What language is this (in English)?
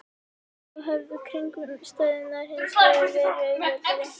Icelandic